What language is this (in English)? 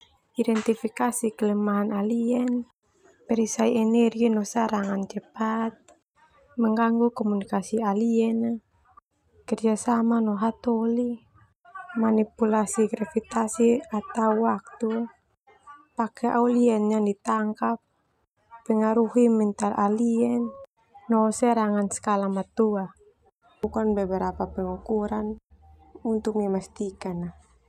Termanu